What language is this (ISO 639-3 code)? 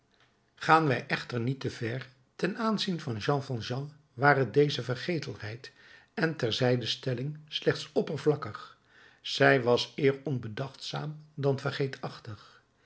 nld